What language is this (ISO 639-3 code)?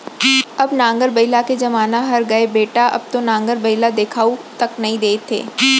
hne